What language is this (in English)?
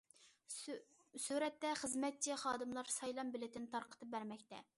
Uyghur